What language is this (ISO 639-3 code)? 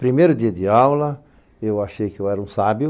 por